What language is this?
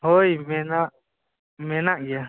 Santali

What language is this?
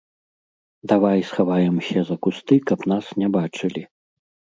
Belarusian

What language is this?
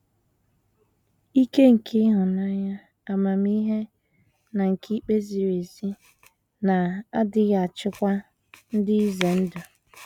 Igbo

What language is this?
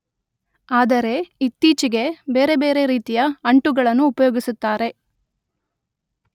Kannada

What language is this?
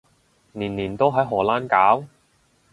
Cantonese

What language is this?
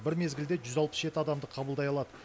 Kazakh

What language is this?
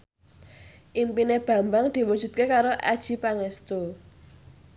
Javanese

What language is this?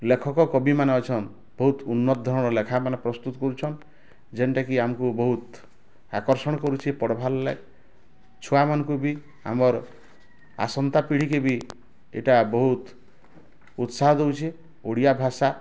Odia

